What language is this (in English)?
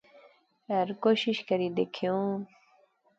Pahari-Potwari